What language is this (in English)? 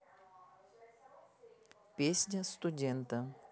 Russian